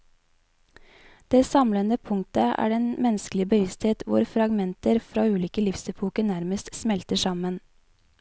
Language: Norwegian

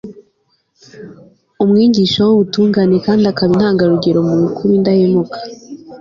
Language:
Kinyarwanda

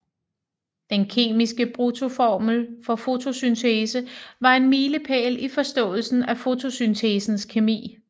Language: Danish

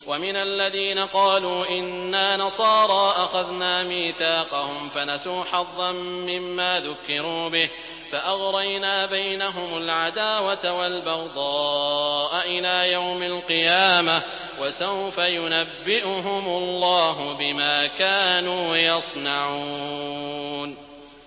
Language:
Arabic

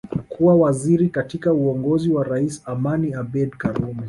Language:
Swahili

